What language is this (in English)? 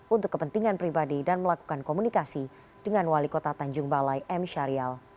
Indonesian